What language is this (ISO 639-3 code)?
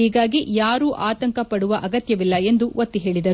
kan